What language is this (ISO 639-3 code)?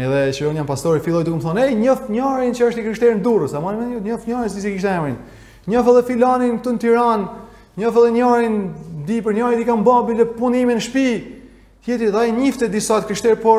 ron